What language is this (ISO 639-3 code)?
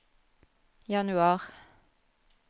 nor